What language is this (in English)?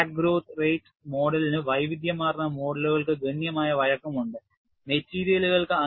Malayalam